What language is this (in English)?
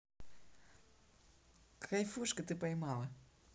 Russian